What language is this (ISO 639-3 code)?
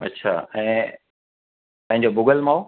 snd